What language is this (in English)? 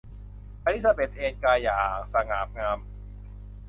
Thai